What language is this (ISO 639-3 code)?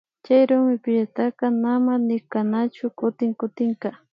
qvi